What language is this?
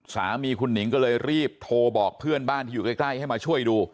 Thai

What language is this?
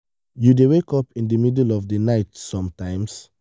Nigerian Pidgin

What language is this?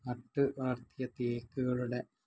Malayalam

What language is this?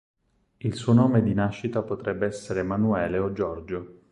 Italian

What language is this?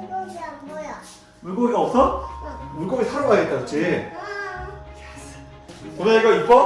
Korean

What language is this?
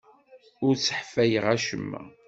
Kabyle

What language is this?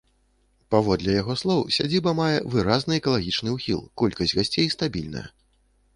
Belarusian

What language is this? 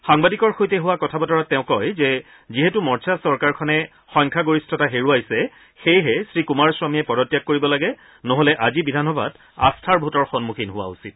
Assamese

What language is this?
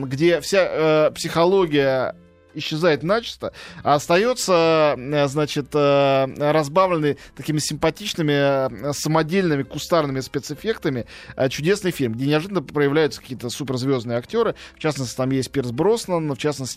Russian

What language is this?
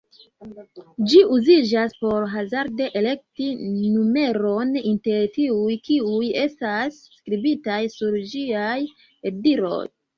Esperanto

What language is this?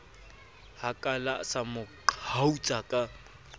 Southern Sotho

